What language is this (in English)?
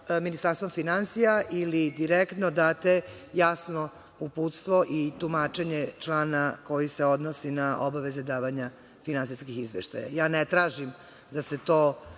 Serbian